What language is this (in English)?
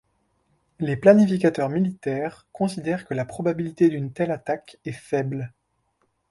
French